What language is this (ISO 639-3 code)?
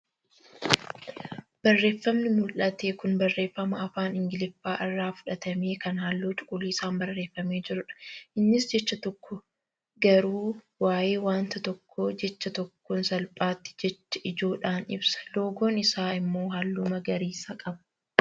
orm